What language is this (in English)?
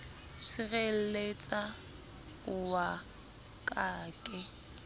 Southern Sotho